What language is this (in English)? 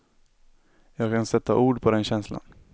Swedish